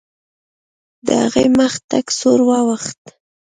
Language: Pashto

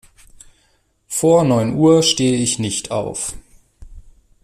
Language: German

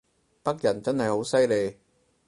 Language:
Cantonese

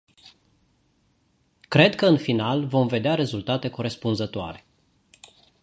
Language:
Romanian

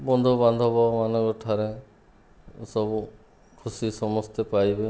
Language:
Odia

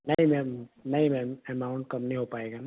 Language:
Hindi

